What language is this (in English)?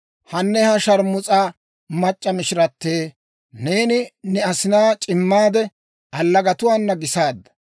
Dawro